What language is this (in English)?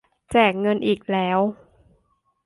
Thai